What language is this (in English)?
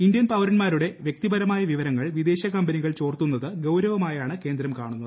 Malayalam